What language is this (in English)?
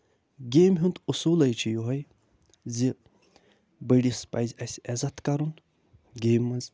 Kashmiri